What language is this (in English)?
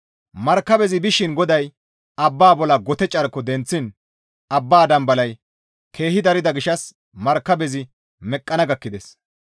Gamo